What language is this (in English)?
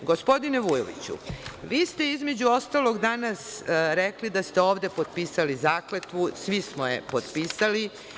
Serbian